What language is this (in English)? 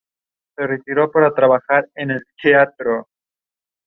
Spanish